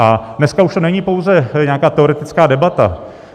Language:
Czech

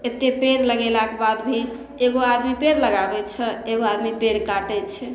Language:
Maithili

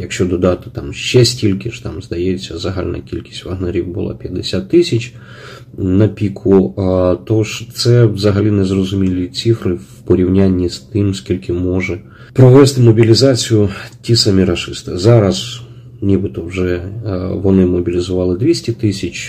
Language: Ukrainian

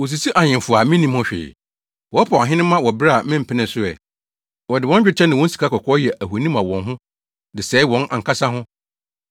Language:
Akan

